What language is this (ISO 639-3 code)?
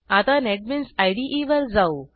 mar